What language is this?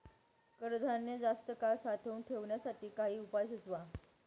Marathi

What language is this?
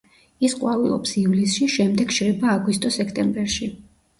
Georgian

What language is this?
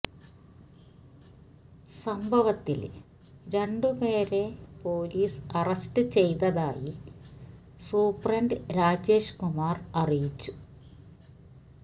Malayalam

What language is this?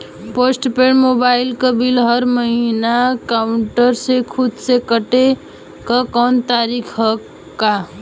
Bhojpuri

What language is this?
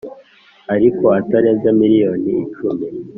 Kinyarwanda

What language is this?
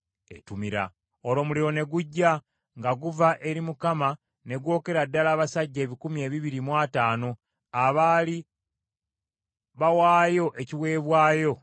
Ganda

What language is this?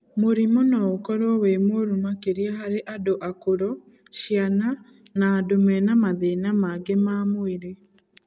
Kikuyu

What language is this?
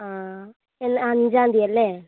Malayalam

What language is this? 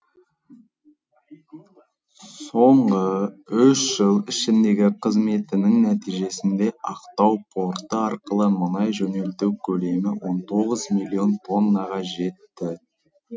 Kazakh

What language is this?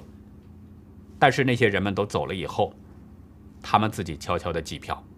Chinese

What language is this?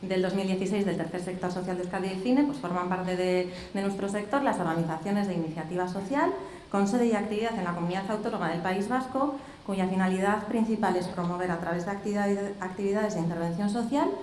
Spanish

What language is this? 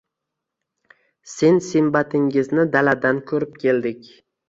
Uzbek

